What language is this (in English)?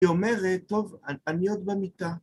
Hebrew